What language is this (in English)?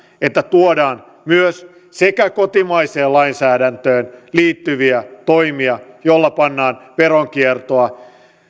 Finnish